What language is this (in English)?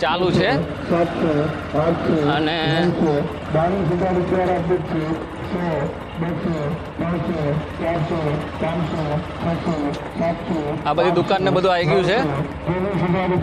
Hindi